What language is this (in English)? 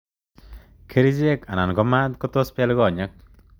Kalenjin